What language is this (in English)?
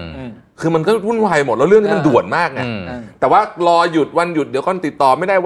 Thai